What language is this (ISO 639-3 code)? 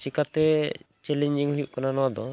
sat